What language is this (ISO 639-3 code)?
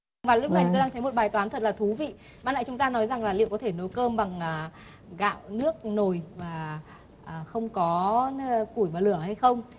vie